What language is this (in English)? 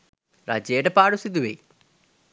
Sinhala